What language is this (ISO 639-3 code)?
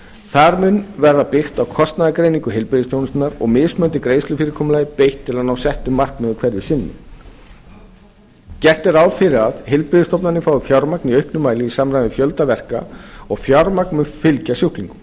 isl